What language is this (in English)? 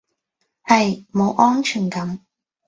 Cantonese